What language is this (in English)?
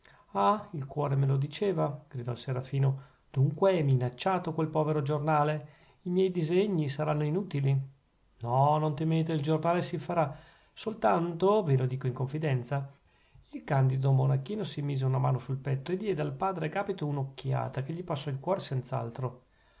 Italian